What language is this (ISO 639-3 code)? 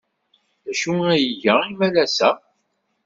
kab